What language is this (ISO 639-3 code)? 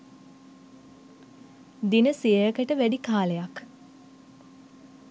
sin